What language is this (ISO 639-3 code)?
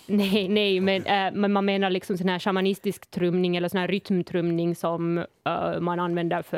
swe